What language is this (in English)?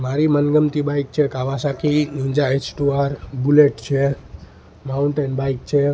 Gujarati